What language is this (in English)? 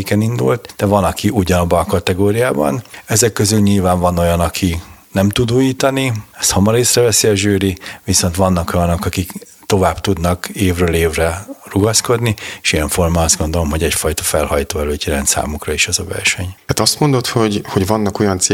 Hungarian